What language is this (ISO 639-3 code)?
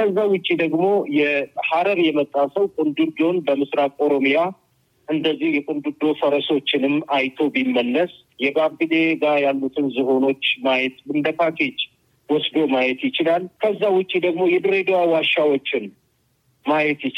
amh